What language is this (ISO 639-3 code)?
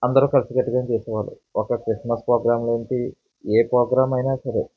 tel